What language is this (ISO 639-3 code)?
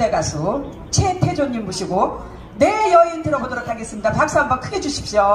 kor